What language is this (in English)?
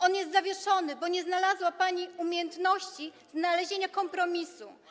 Polish